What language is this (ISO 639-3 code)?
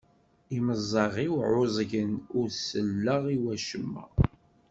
kab